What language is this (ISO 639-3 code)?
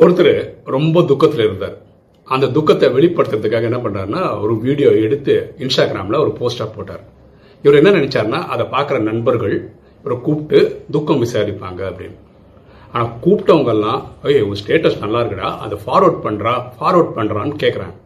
tam